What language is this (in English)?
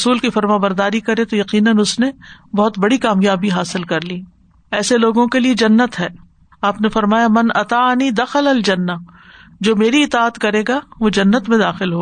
Urdu